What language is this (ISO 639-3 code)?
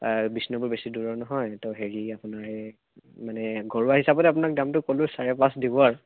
asm